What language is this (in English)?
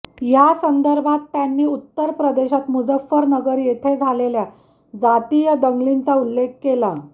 Marathi